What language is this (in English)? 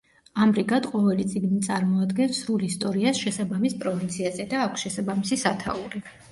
Georgian